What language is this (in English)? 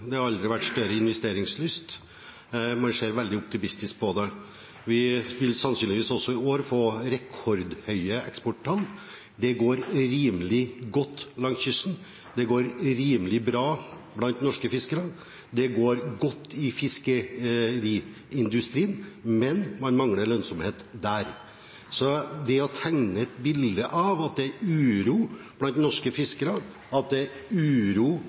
Norwegian Bokmål